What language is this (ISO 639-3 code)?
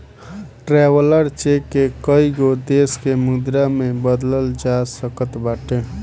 bho